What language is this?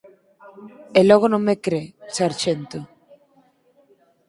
Galician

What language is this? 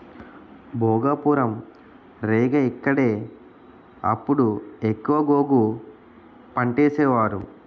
Telugu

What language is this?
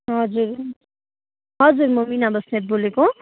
Nepali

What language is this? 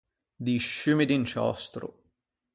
Ligurian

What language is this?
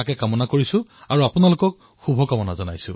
Assamese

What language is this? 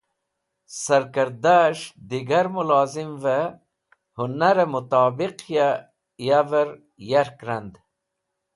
Wakhi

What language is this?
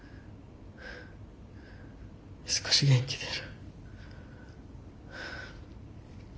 Japanese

